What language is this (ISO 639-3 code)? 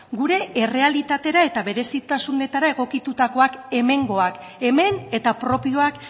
eus